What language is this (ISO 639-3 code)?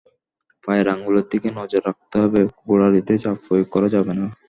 ben